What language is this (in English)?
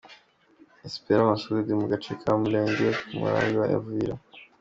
Kinyarwanda